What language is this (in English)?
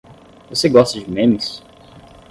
Portuguese